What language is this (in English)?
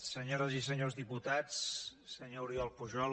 Catalan